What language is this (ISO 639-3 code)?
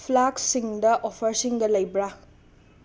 mni